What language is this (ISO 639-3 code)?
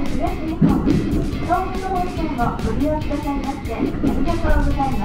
jpn